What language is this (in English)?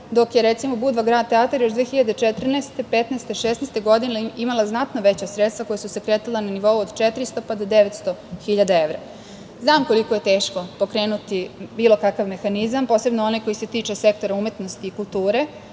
Serbian